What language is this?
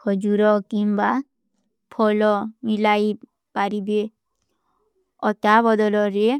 Kui (India)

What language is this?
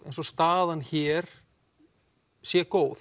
Icelandic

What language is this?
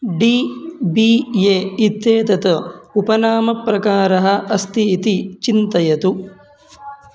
Sanskrit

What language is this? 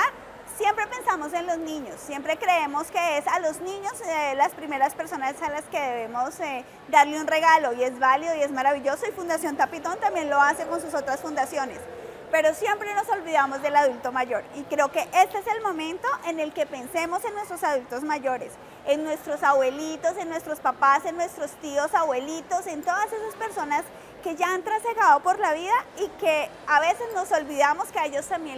Spanish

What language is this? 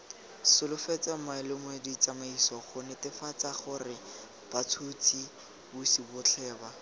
Tswana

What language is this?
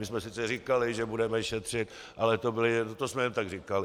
Czech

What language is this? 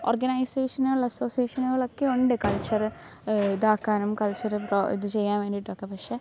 Malayalam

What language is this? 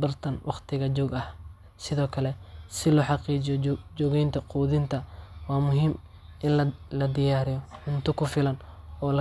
Somali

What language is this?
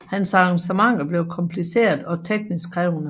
Danish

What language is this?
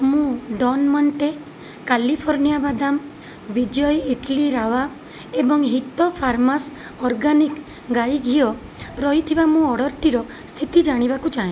Odia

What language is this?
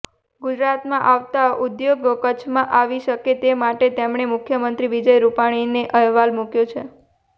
Gujarati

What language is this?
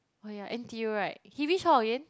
English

